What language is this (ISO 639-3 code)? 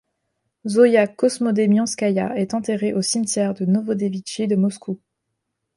fra